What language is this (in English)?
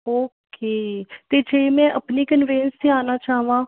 Punjabi